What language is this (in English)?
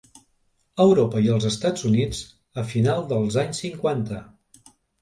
Catalan